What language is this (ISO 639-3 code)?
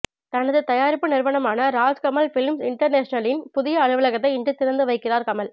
tam